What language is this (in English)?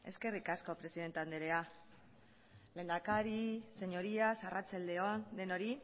Basque